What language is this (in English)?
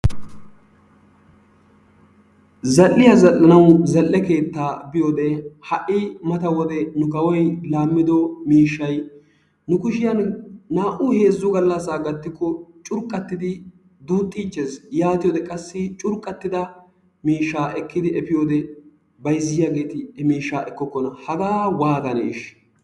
Wolaytta